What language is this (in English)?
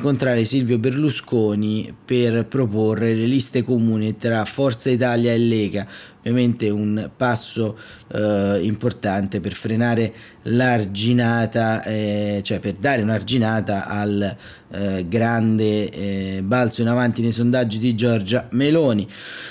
Italian